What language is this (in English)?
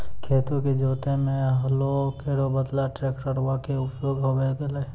Maithili